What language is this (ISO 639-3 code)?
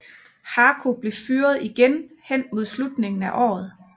dan